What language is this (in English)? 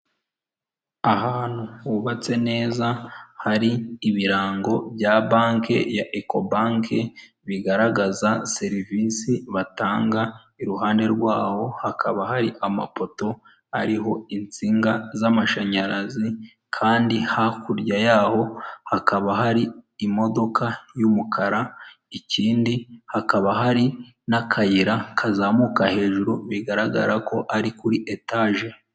Kinyarwanda